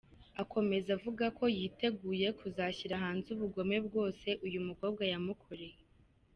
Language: Kinyarwanda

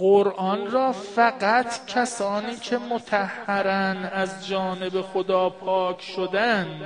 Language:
Persian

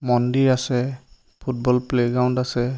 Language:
Assamese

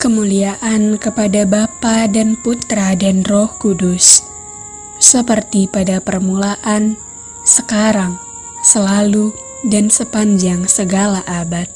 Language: Indonesian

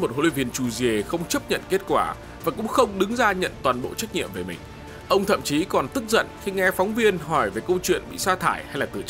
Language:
Vietnamese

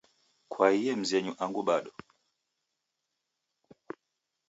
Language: Taita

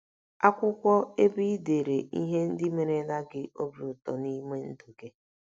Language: Igbo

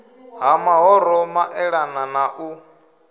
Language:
Venda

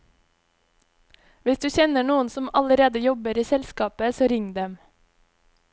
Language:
Norwegian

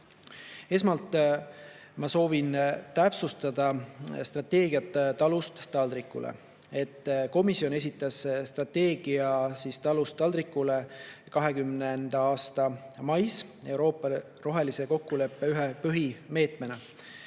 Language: Estonian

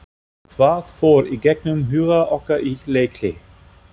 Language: Icelandic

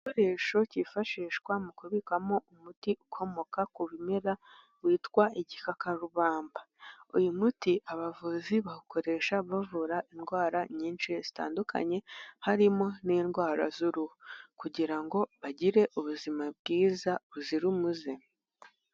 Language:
Kinyarwanda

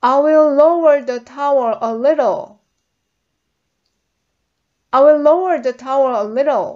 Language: Korean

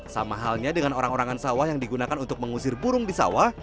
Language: Indonesian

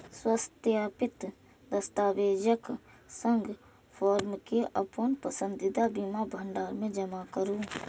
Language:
Maithili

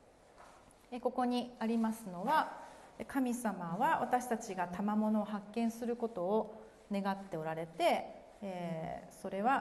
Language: Japanese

